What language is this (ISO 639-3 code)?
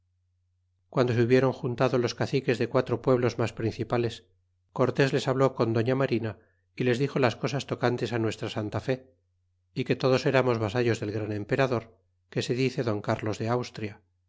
spa